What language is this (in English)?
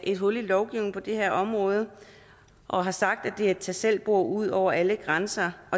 Danish